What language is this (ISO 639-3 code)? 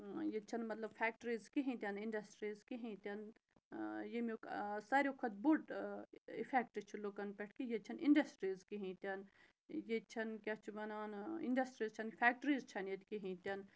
kas